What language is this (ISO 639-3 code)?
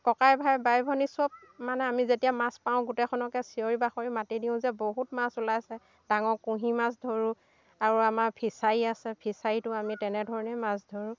asm